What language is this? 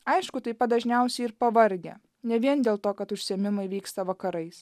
Lithuanian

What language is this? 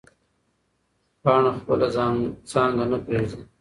Pashto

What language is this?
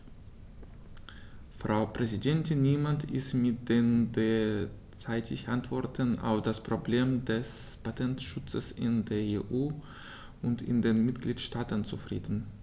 German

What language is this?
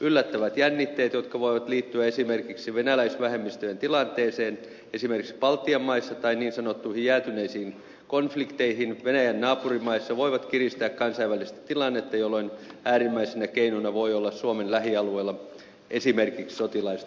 Finnish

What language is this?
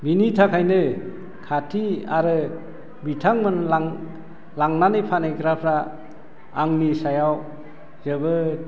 Bodo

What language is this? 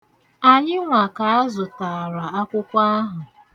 Igbo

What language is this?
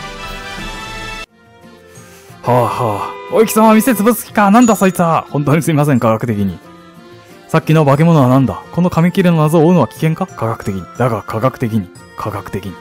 Japanese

